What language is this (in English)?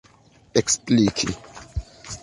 Esperanto